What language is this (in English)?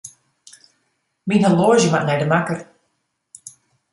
Western Frisian